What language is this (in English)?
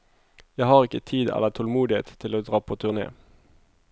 Norwegian